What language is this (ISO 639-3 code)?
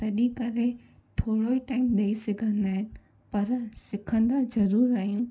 snd